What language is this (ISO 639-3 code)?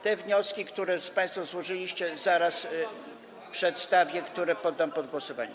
pol